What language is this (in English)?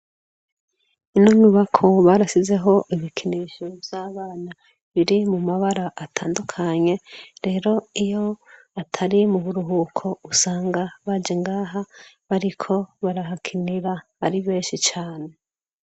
Rundi